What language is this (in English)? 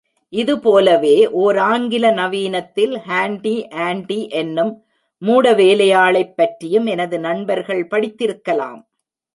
Tamil